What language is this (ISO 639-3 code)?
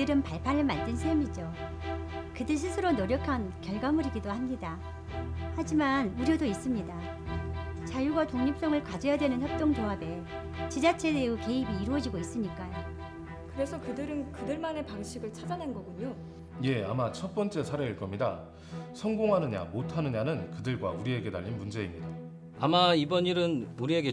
kor